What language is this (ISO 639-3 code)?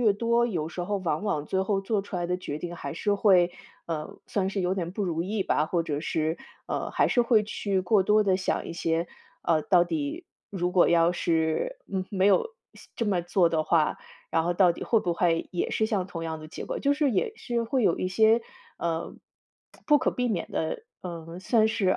zho